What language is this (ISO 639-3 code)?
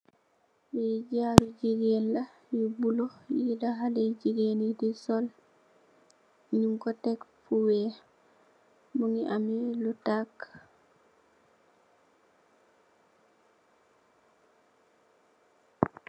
wol